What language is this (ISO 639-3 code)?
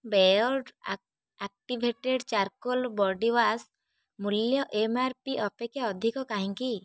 ori